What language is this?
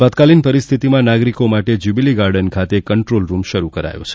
Gujarati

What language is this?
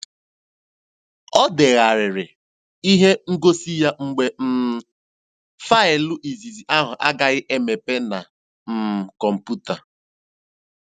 Igbo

